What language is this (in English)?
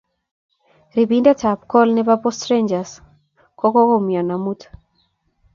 Kalenjin